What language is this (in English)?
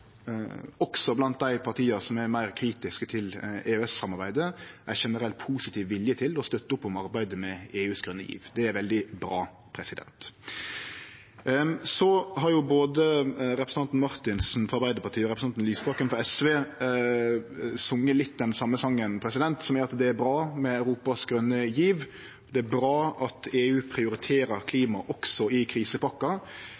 Norwegian Nynorsk